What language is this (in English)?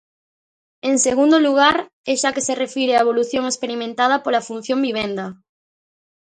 Galician